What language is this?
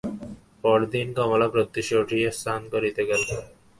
Bangla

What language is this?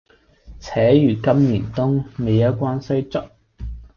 Cantonese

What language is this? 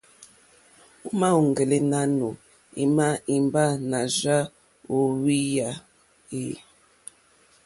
Mokpwe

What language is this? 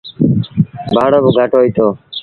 Sindhi Bhil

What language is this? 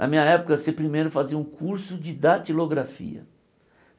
Portuguese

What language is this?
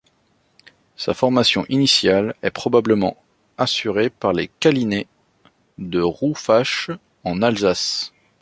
French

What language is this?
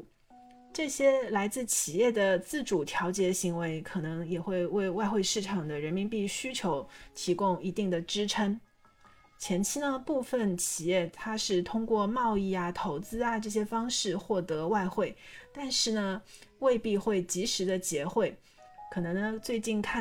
Chinese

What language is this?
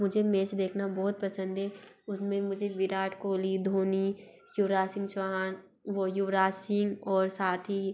Hindi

